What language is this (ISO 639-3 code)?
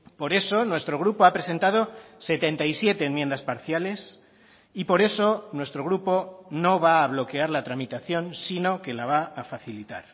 spa